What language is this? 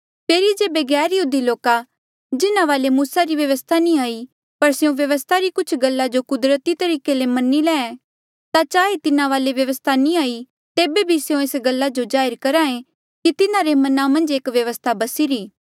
Mandeali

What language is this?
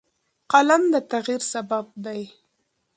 Pashto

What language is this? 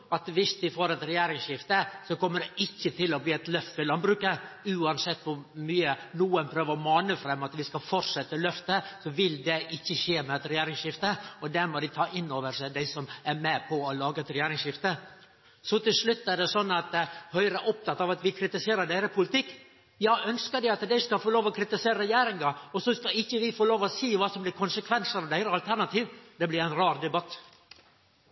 Norwegian Nynorsk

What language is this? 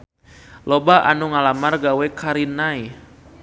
Sundanese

